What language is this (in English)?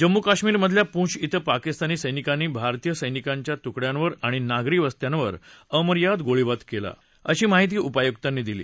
Marathi